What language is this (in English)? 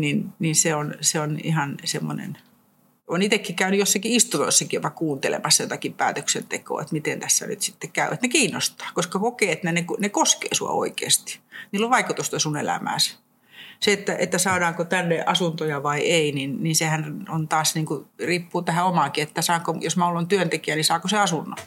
Finnish